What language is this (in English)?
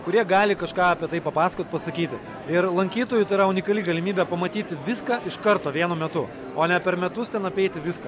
Lithuanian